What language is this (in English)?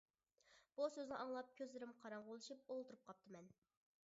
Uyghur